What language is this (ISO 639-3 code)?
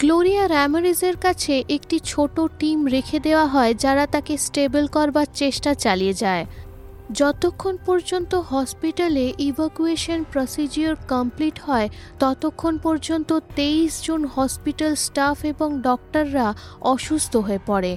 ben